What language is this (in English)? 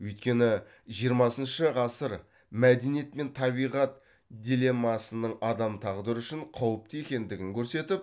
Kazakh